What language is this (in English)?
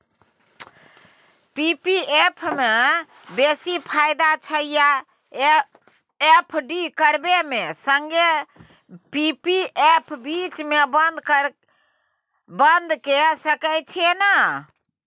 Maithili